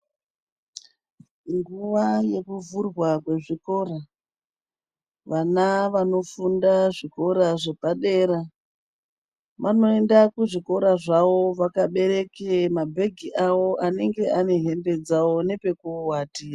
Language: Ndau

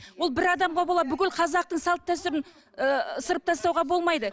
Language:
Kazakh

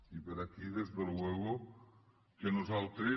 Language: Catalan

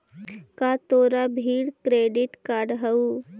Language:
Magahi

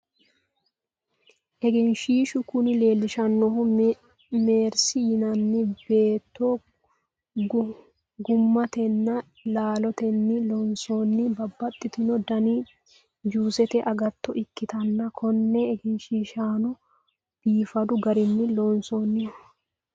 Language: Sidamo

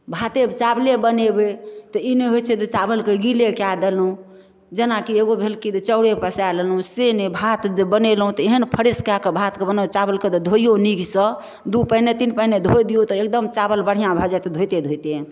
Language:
Maithili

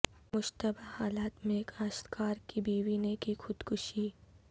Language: Urdu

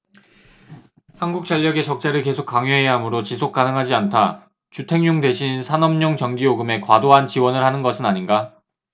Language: Korean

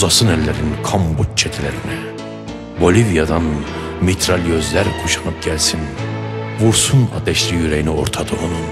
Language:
Turkish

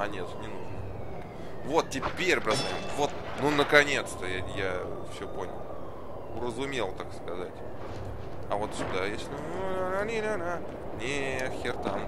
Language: Russian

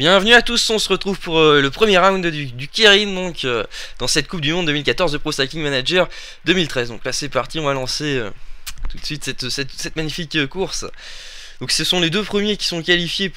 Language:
French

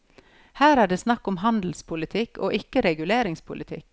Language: Norwegian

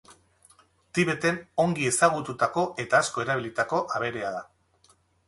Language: Basque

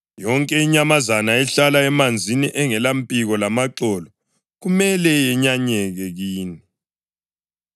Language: North Ndebele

